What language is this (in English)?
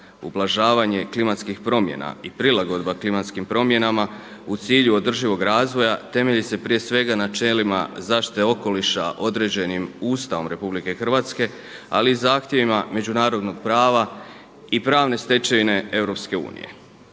Croatian